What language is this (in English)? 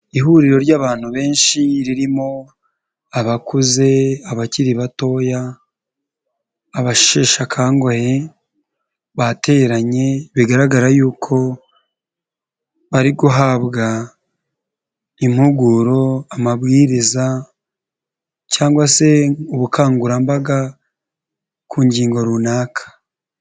Kinyarwanda